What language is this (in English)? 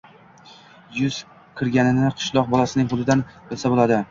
Uzbek